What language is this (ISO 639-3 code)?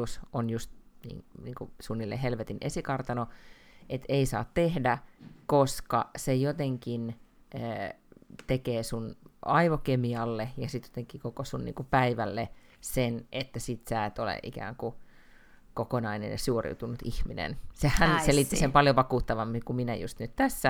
fin